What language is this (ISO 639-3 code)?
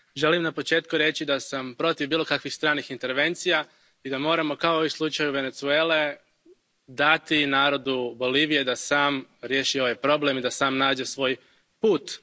hrv